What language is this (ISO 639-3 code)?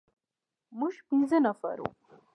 pus